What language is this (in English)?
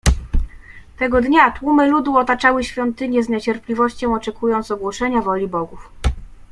Polish